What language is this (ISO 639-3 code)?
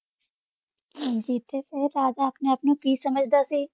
pan